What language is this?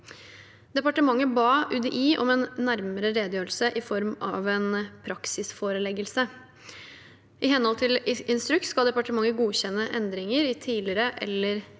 Norwegian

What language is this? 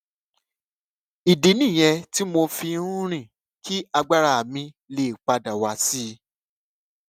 Yoruba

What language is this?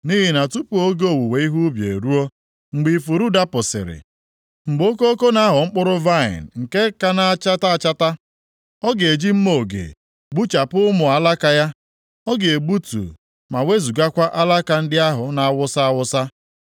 Igbo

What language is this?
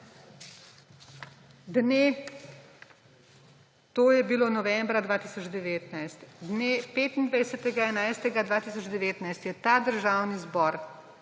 Slovenian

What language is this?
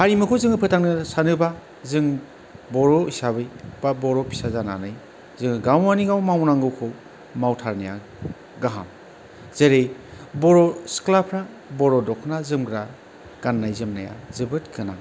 Bodo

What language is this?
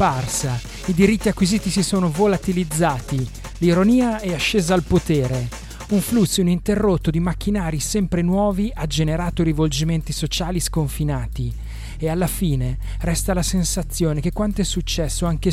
Italian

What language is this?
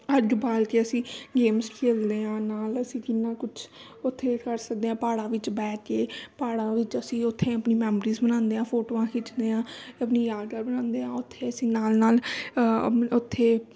Punjabi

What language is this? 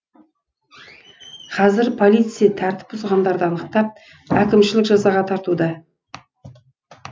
Kazakh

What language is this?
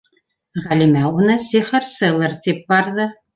Bashkir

